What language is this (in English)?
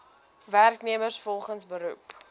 Afrikaans